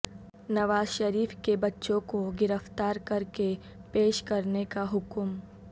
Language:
Urdu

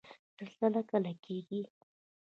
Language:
Pashto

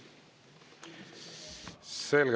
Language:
Estonian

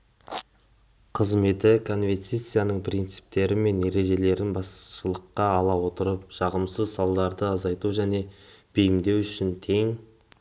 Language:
Kazakh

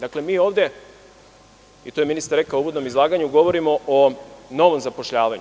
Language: Serbian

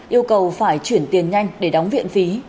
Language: Vietnamese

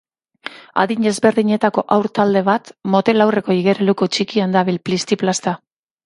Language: Basque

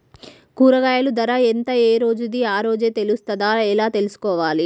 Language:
Telugu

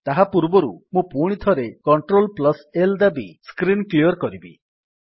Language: Odia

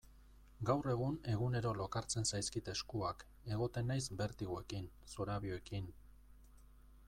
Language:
Basque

